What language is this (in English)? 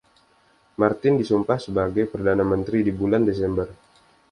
Indonesian